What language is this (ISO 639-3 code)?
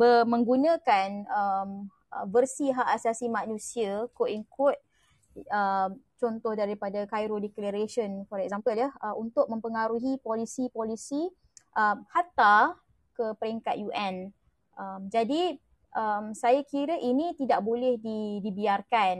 msa